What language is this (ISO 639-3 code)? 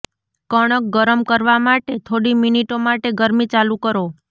guj